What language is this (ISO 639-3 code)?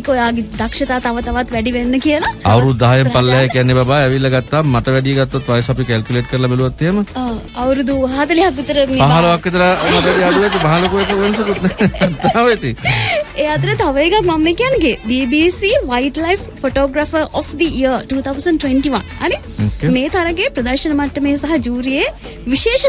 ind